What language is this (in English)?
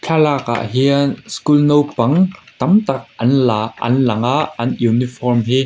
Mizo